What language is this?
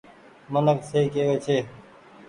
Goaria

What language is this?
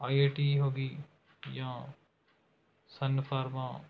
Punjabi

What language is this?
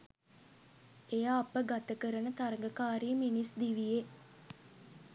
Sinhala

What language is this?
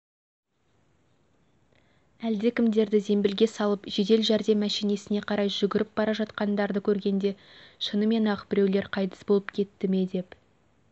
Kazakh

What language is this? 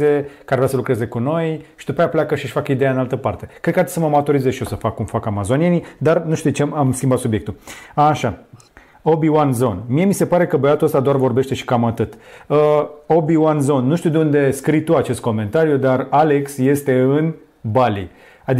Romanian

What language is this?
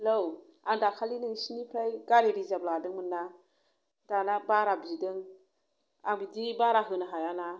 Bodo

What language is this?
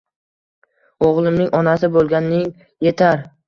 Uzbek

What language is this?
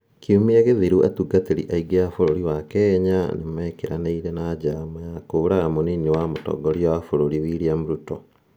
Kikuyu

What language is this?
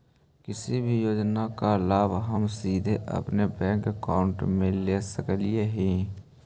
Magahi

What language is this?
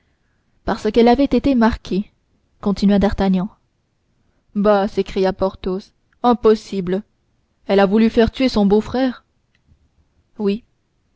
French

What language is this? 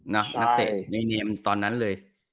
Thai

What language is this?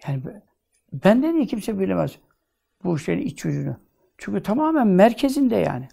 Turkish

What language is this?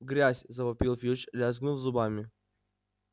Russian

